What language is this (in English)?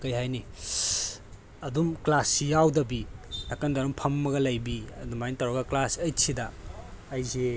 Manipuri